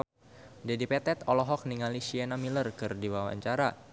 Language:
Sundanese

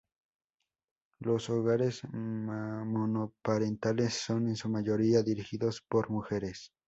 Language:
Spanish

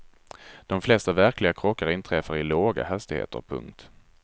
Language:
Swedish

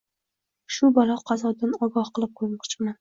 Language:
Uzbek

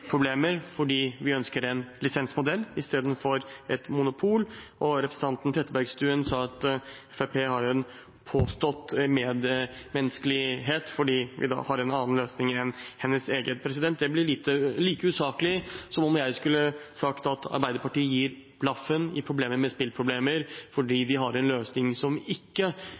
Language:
Norwegian Bokmål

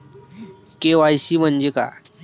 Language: Marathi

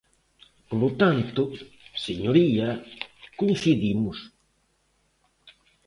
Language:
Galician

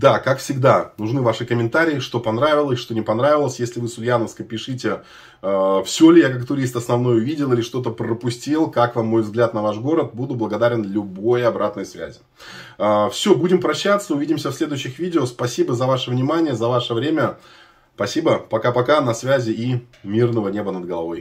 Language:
Russian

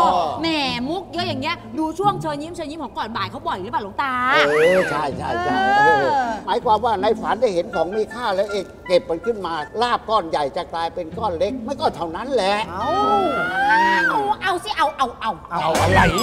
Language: Thai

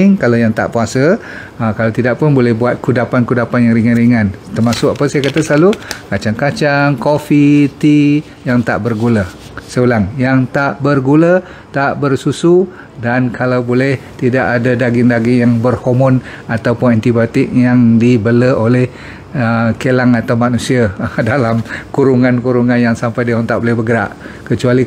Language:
Malay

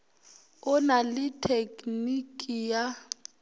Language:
Northern Sotho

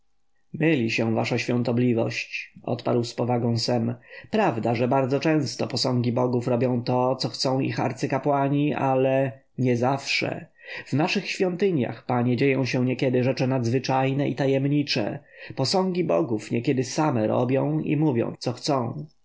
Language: Polish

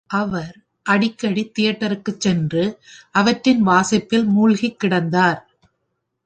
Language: Tamil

